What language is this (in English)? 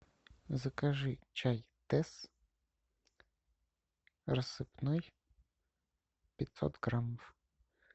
Russian